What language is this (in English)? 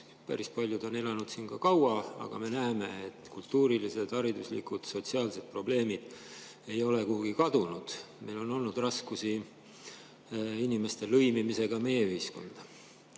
Estonian